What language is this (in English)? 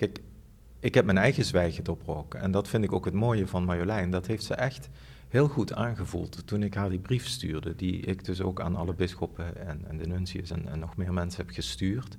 Dutch